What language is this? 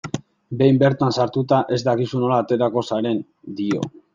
Basque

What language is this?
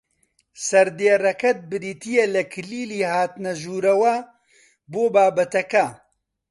Central Kurdish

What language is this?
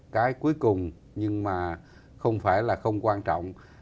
Vietnamese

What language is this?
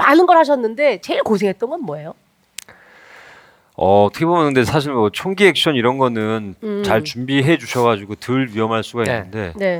Korean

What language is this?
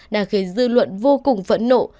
Vietnamese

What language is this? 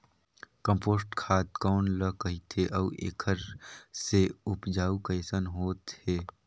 Chhattisgarhi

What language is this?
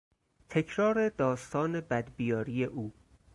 Persian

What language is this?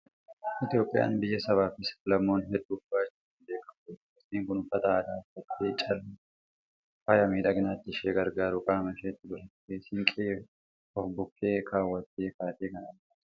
Oromo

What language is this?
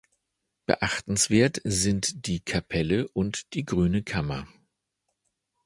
German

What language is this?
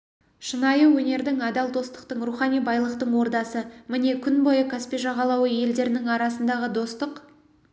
Kazakh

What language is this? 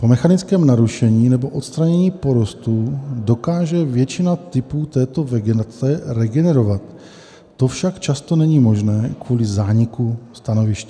Czech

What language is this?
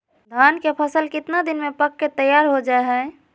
Magahi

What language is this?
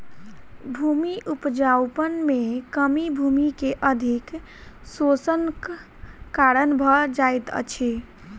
Maithili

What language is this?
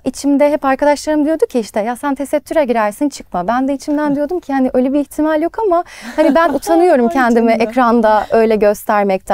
Turkish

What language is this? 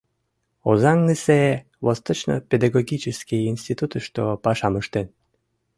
Mari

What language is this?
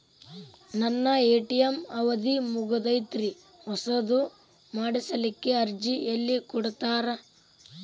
Kannada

